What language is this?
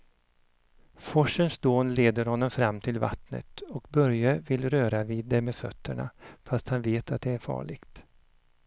Swedish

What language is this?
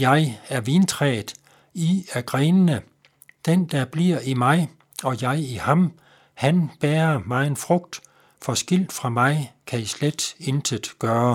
Danish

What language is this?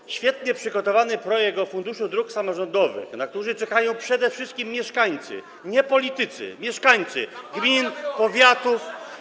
Polish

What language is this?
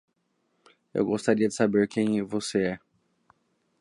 Portuguese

